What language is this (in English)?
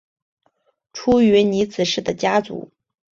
Chinese